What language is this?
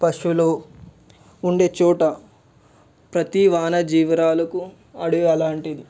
Telugu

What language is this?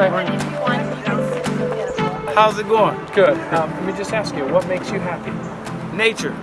English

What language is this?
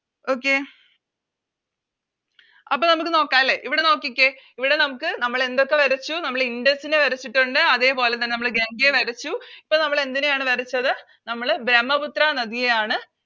Malayalam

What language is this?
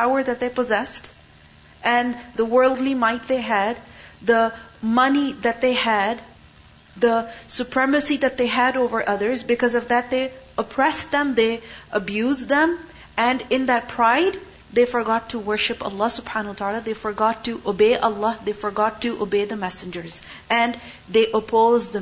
English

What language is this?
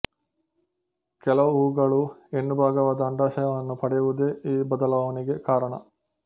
Kannada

